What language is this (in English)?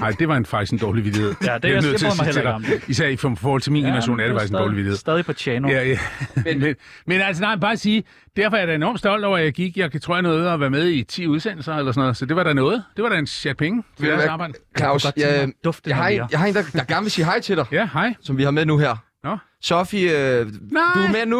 Danish